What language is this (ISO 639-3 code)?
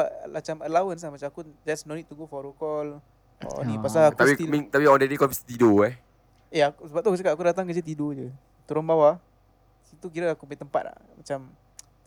msa